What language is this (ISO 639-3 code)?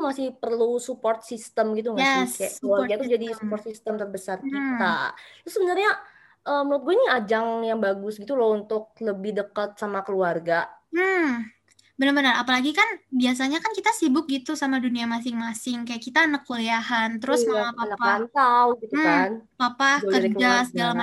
ind